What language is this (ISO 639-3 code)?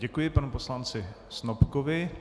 ces